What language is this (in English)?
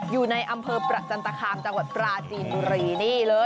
Thai